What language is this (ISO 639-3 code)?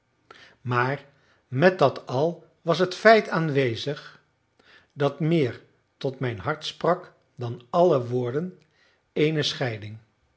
nld